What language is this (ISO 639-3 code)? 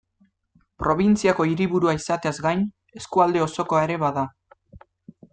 eus